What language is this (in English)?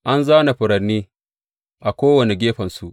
Hausa